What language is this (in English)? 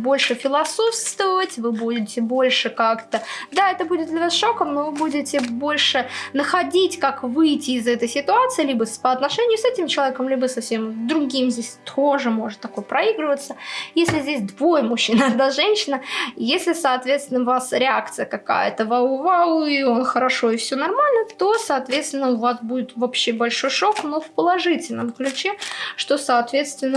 Russian